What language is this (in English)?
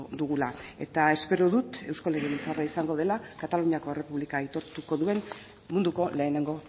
Basque